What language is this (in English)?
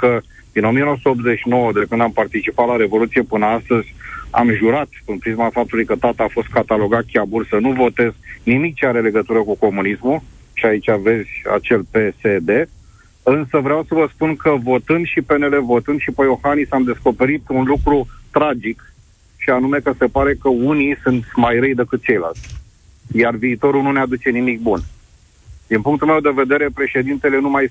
Romanian